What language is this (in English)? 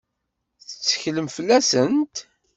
Kabyle